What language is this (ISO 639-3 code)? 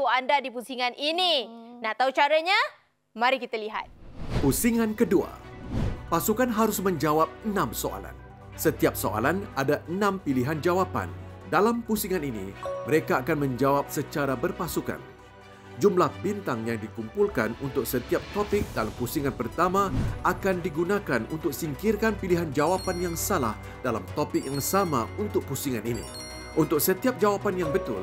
msa